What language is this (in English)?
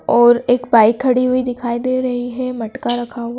Hindi